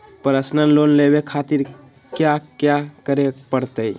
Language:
Magahi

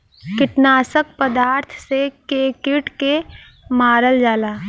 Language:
Bhojpuri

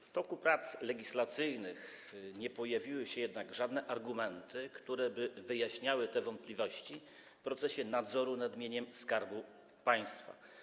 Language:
Polish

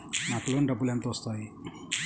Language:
Telugu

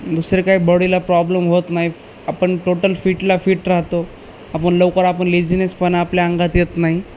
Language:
Marathi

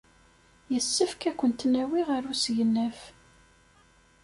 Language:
Kabyle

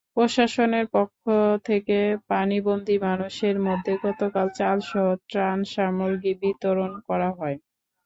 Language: Bangla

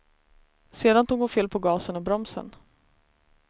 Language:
Swedish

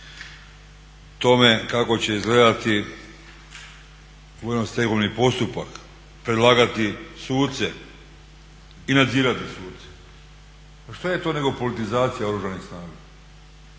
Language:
Croatian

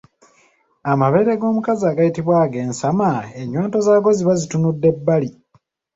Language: Ganda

